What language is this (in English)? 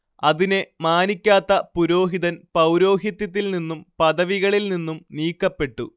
Malayalam